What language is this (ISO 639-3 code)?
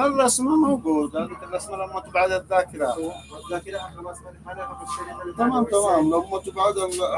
ara